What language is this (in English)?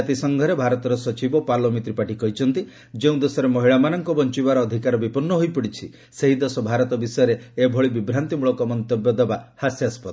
Odia